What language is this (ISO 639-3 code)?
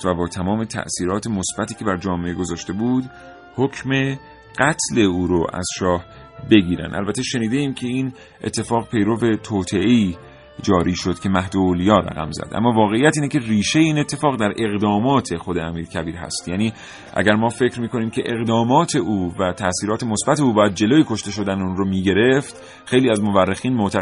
fas